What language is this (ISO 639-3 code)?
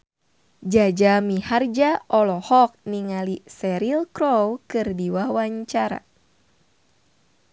sun